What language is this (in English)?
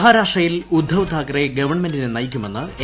Malayalam